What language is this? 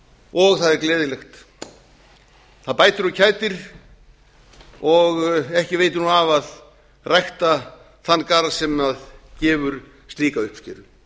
Icelandic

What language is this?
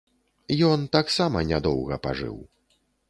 Belarusian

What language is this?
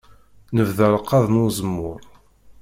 Kabyle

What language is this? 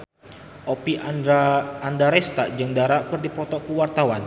Sundanese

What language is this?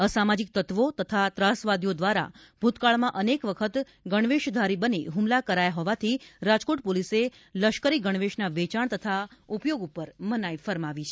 Gujarati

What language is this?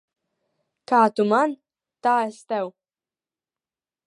Latvian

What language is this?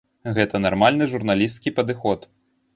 Belarusian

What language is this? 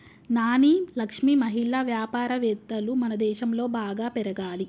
Telugu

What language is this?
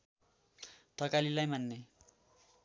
Nepali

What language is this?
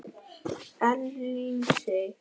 Icelandic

